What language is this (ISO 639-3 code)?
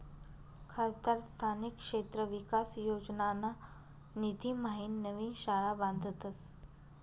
mar